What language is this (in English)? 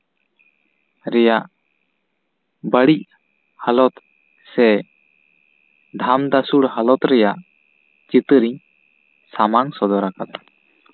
Santali